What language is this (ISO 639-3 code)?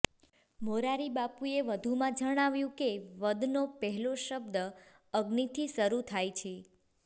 guj